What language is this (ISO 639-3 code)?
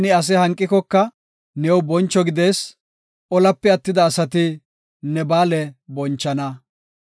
gof